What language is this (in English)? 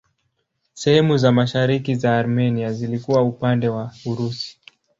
Swahili